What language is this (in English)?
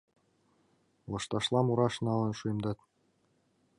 Mari